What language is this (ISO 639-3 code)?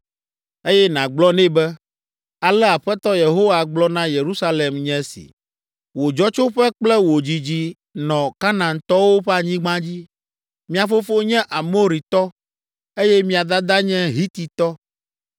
ewe